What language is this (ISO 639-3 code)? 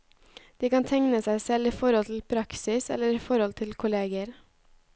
nor